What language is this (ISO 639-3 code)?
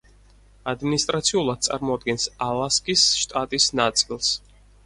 kat